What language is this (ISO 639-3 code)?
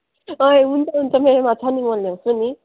nep